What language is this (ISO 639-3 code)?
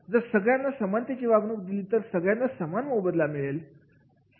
mar